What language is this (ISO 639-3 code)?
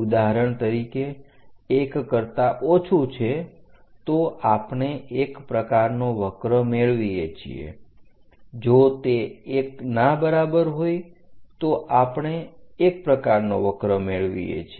guj